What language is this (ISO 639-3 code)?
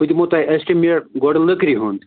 kas